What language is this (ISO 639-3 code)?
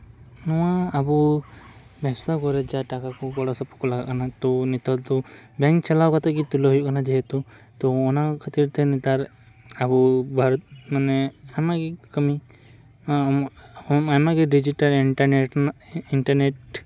sat